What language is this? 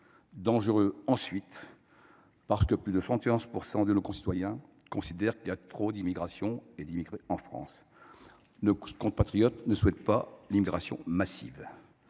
French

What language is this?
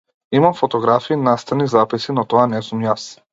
Macedonian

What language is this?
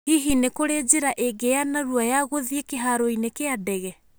Kikuyu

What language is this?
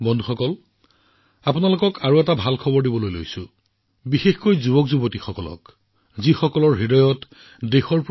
Assamese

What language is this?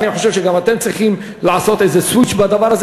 Hebrew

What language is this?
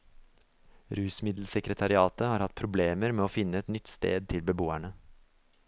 Norwegian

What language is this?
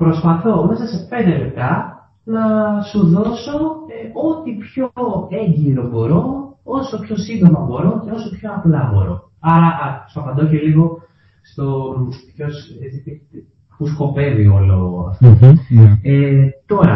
Greek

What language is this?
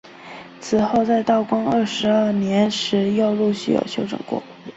Chinese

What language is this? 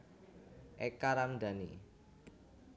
Javanese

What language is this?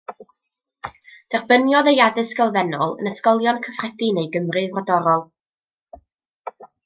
Welsh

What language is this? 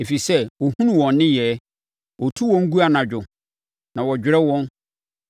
Akan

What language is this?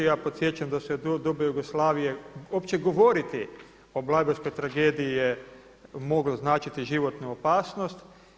Croatian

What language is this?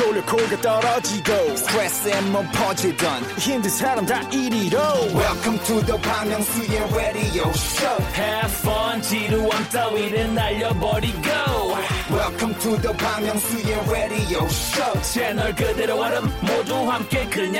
Korean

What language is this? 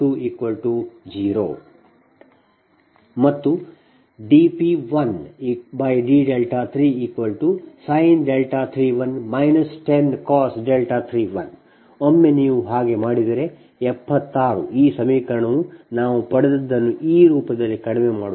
Kannada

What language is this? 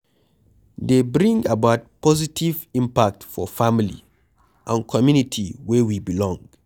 Nigerian Pidgin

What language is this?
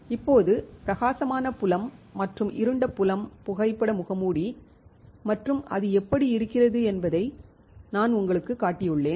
Tamil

